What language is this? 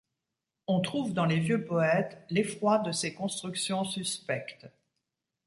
French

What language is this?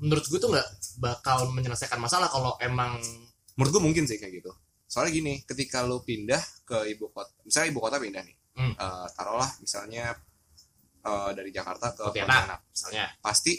Indonesian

